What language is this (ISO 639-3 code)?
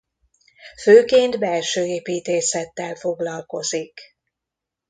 hun